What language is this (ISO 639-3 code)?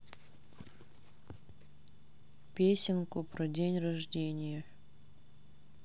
rus